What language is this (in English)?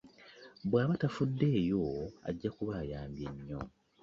Ganda